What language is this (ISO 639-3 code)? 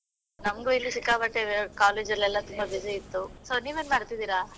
kan